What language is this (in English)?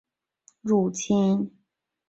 Chinese